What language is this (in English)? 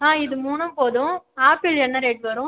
Tamil